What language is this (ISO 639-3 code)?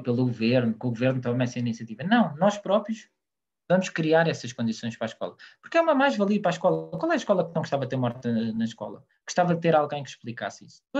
por